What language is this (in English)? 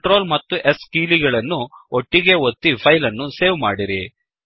Kannada